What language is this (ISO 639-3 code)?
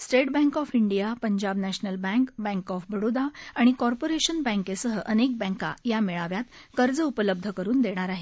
mar